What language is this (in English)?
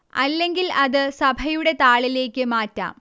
Malayalam